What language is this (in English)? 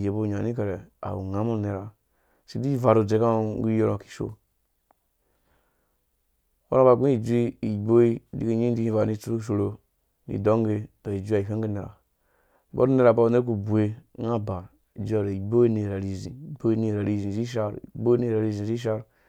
Dũya